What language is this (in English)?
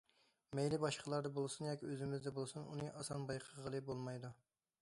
Uyghur